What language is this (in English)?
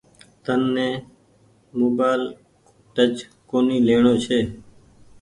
Goaria